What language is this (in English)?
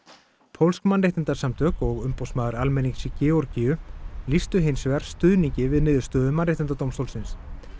Icelandic